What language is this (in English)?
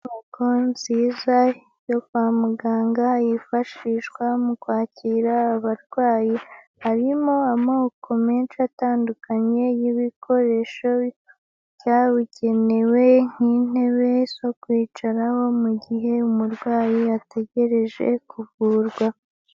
Kinyarwanda